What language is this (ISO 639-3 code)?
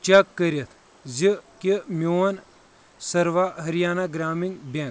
kas